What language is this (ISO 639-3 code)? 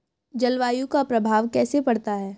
hin